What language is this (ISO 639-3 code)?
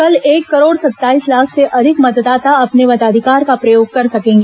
hin